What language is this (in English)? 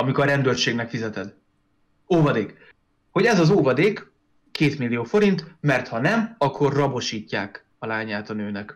Hungarian